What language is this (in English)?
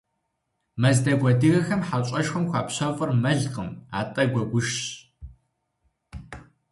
Kabardian